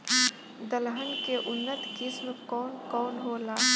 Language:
Bhojpuri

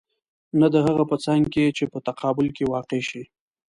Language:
Pashto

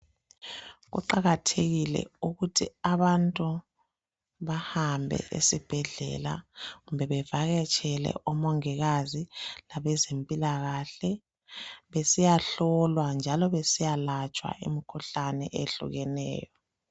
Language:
North Ndebele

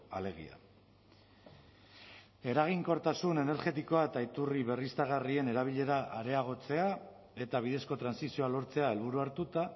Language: Basque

